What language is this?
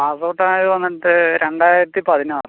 Malayalam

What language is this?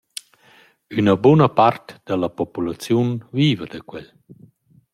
Romansh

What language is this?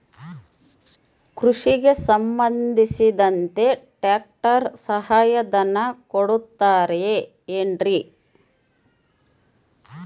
Kannada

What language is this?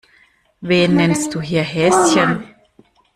German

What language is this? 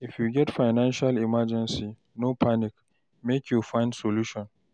Nigerian Pidgin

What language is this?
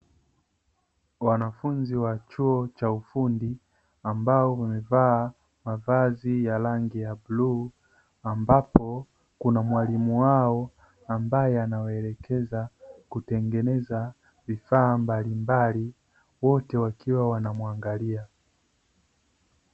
Swahili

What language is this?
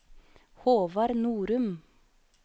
Norwegian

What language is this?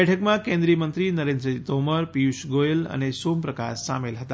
Gujarati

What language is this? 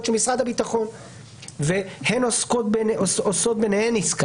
Hebrew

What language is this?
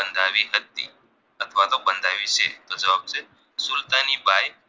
Gujarati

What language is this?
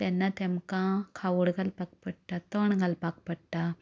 Konkani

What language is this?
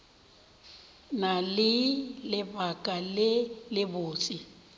Northern Sotho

